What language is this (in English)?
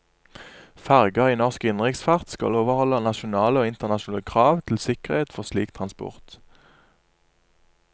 Norwegian